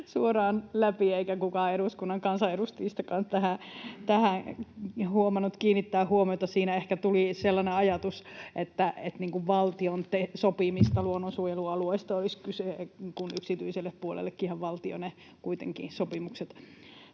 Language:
Finnish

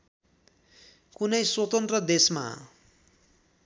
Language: Nepali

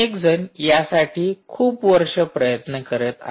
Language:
Marathi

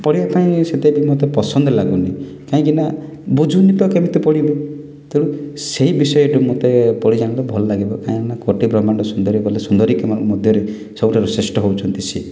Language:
Odia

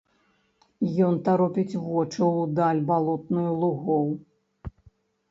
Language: Belarusian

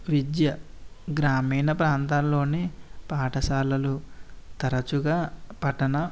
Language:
Telugu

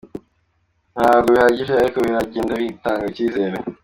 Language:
Kinyarwanda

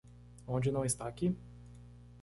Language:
Portuguese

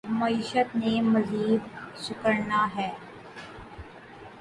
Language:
Urdu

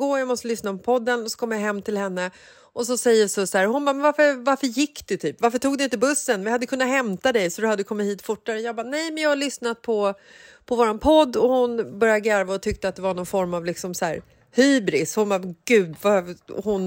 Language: Swedish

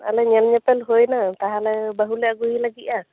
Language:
Santali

